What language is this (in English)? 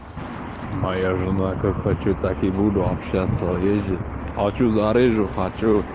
Russian